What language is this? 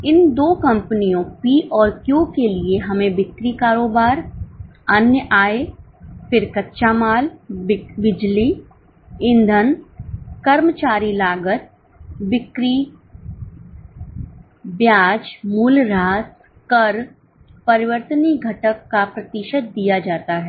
Hindi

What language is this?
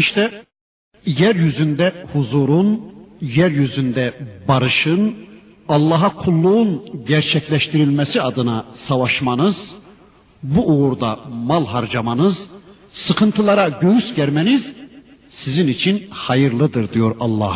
Turkish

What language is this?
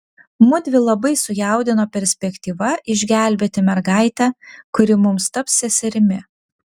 Lithuanian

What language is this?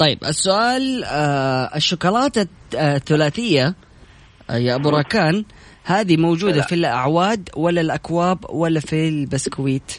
Arabic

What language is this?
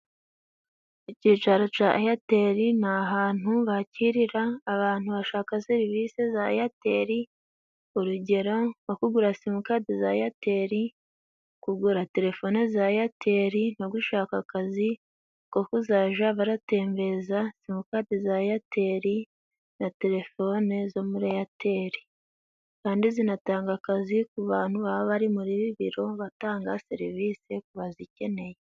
Kinyarwanda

